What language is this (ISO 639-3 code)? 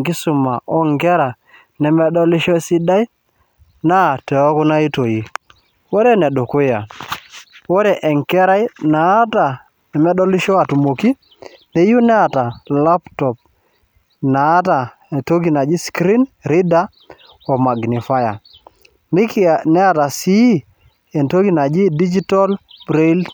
mas